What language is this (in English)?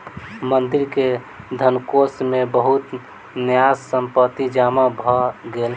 Maithili